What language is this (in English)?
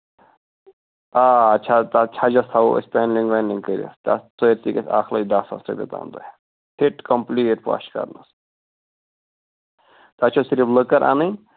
Kashmiri